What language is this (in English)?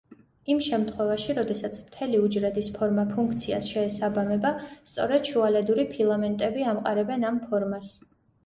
Georgian